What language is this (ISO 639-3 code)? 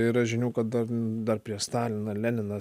lit